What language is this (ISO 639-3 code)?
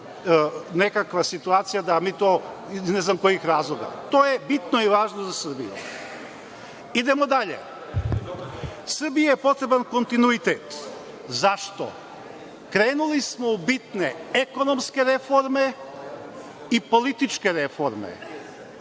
srp